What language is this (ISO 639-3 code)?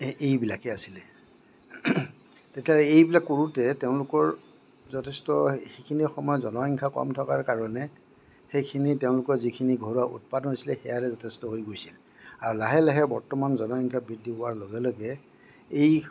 asm